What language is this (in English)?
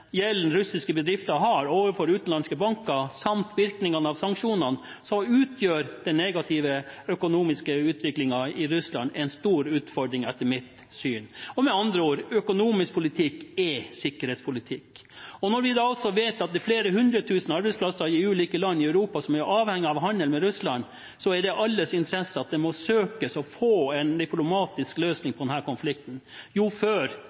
Norwegian Bokmål